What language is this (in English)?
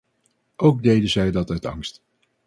Dutch